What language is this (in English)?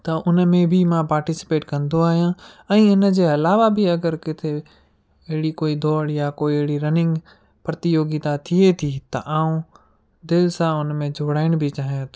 Sindhi